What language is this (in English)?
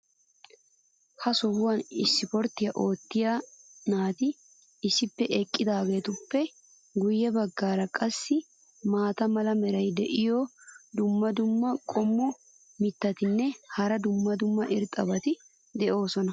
Wolaytta